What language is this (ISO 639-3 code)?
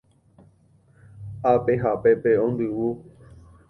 grn